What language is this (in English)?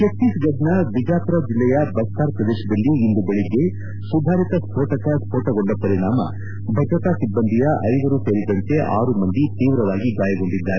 Kannada